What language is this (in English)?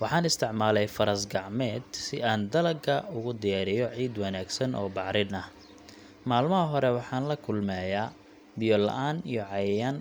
Somali